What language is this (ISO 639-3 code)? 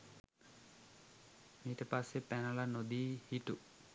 sin